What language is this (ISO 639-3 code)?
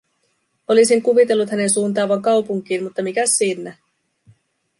fin